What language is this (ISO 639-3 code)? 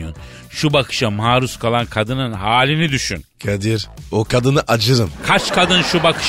tur